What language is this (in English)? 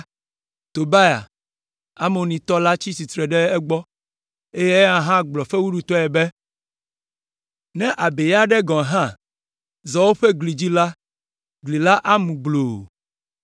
Ewe